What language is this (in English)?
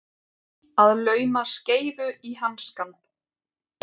Icelandic